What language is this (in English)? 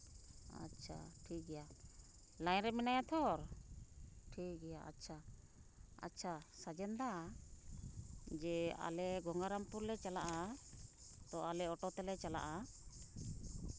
Santali